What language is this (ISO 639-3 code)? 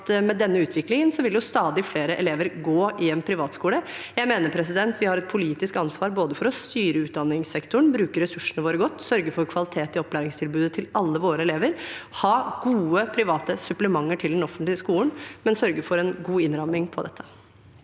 nor